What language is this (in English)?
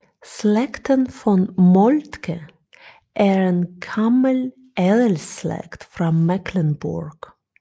Danish